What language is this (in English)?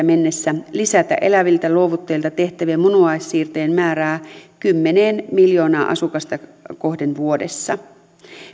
Finnish